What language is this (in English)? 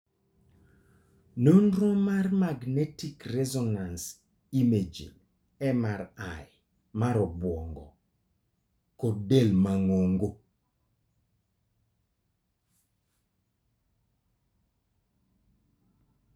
Luo (Kenya and Tanzania)